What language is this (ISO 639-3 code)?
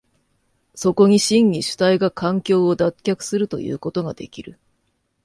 jpn